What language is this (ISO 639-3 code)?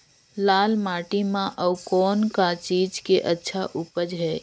hne